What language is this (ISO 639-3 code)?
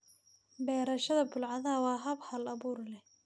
som